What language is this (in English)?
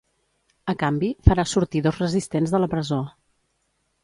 Catalan